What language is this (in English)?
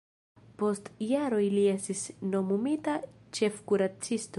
Esperanto